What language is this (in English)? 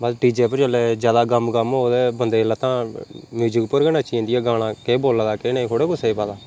Dogri